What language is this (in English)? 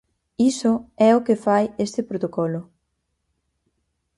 Galician